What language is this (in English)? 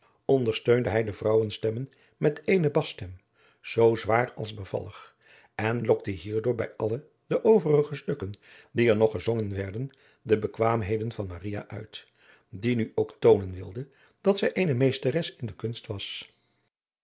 Dutch